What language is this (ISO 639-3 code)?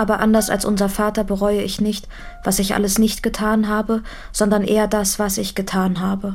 deu